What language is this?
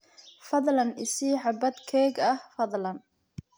Somali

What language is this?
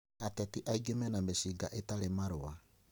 Kikuyu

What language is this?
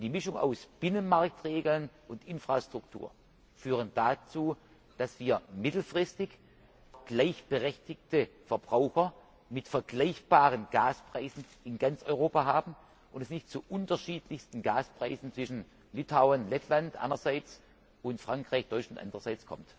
German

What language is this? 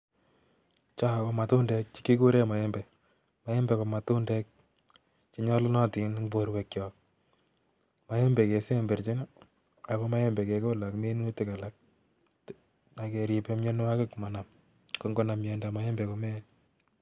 Kalenjin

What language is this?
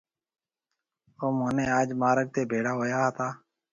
Marwari (Pakistan)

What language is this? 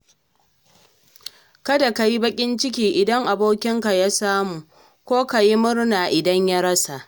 Hausa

